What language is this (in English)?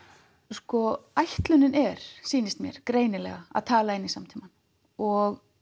Icelandic